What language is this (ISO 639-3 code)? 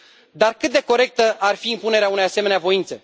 ron